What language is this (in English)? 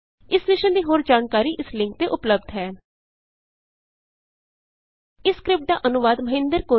Punjabi